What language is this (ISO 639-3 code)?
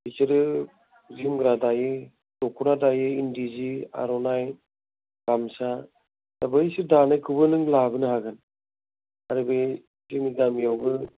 brx